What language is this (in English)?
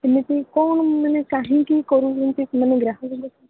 Odia